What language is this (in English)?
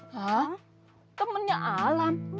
Indonesian